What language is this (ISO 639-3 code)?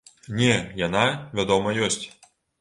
bel